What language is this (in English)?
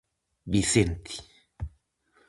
Galician